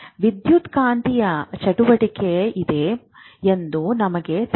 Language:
Kannada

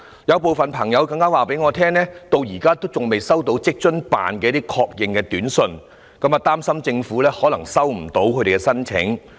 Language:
Cantonese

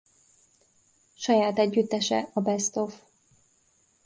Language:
Hungarian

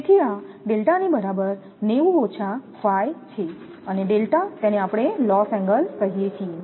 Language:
Gujarati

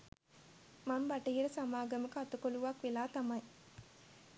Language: Sinhala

